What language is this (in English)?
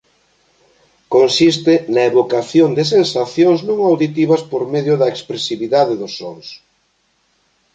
Galician